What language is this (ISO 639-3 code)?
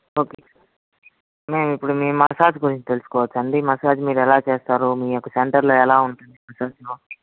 tel